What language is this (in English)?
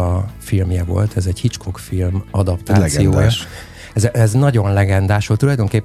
Hungarian